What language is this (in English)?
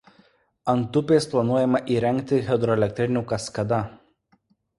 Lithuanian